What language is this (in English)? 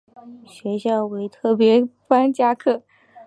Chinese